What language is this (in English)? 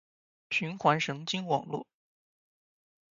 Chinese